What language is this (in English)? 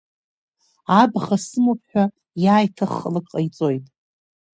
Abkhazian